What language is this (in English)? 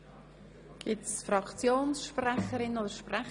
Swiss German